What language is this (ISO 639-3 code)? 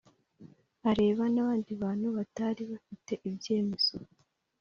kin